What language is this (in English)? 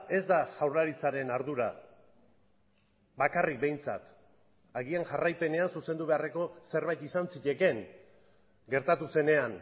Basque